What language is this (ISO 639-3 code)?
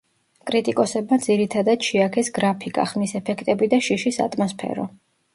kat